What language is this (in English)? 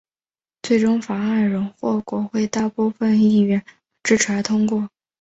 Chinese